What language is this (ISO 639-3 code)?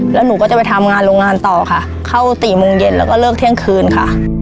tha